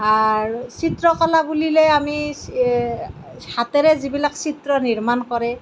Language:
Assamese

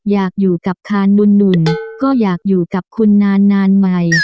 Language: Thai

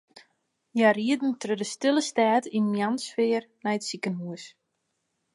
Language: Western Frisian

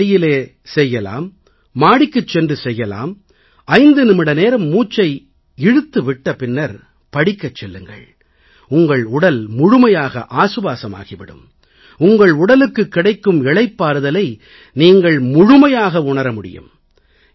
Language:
Tamil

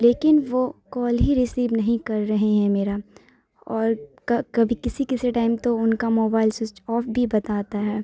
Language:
Urdu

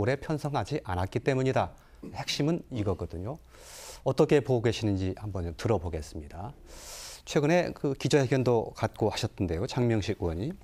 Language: Korean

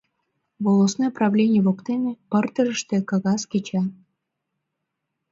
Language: Mari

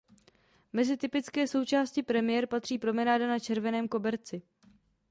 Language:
Czech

